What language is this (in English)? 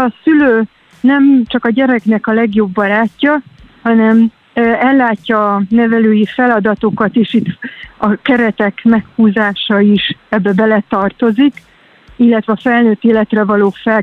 Hungarian